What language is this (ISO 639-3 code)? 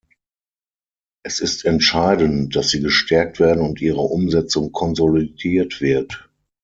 deu